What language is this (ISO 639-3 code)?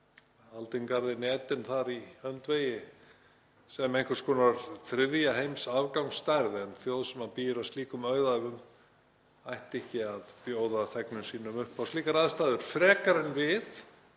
isl